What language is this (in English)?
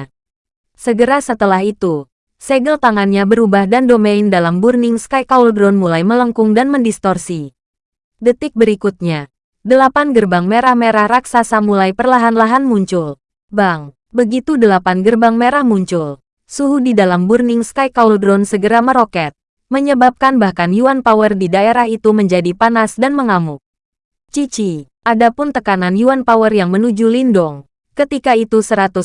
Indonesian